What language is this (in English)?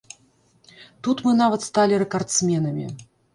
Belarusian